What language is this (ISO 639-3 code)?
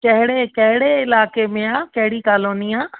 snd